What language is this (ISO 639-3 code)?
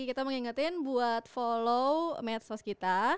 ind